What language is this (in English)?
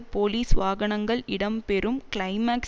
Tamil